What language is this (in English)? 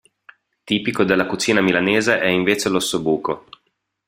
Italian